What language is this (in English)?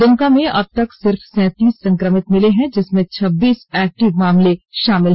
Hindi